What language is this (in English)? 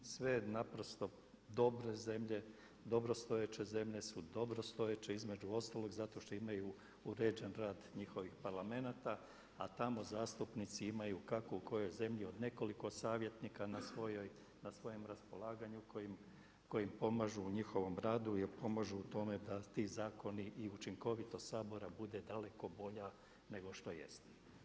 Croatian